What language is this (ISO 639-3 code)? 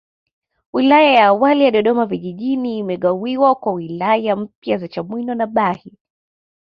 swa